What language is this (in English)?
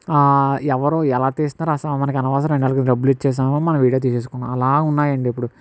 Telugu